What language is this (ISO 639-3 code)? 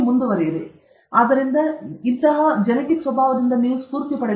kan